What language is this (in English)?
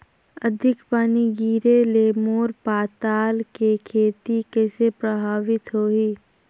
Chhattisgarhi